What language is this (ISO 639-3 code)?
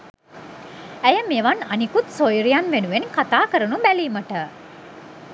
sin